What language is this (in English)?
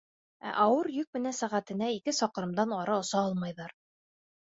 Bashkir